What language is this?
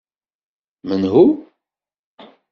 Kabyle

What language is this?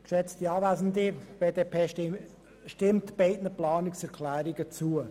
Swiss German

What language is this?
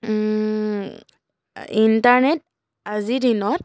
Assamese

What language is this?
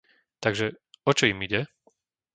Slovak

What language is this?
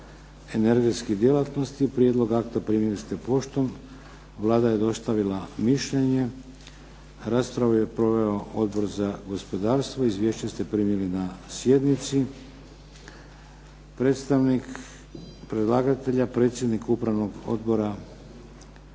Croatian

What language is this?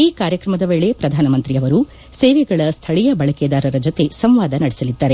Kannada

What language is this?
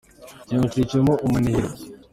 Kinyarwanda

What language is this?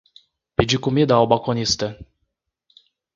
Portuguese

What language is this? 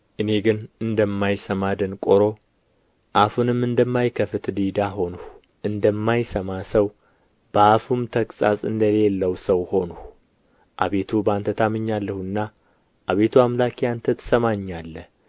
Amharic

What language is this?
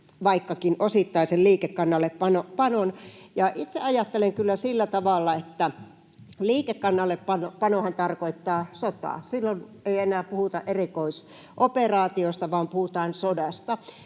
Finnish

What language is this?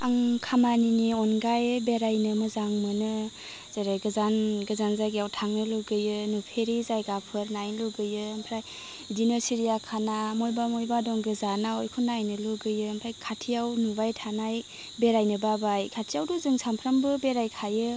Bodo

